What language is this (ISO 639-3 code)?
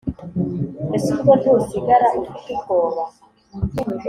kin